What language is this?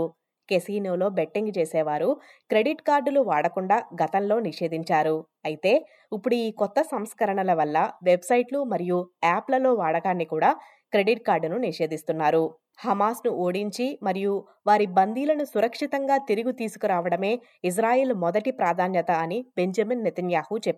Telugu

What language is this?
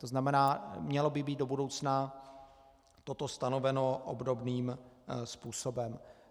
Czech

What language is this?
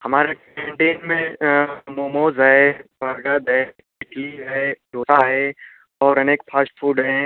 Hindi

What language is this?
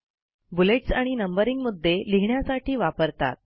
Marathi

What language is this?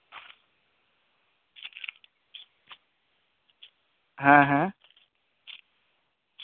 Santali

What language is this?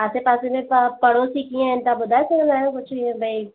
Sindhi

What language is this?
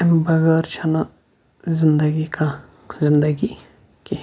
Kashmiri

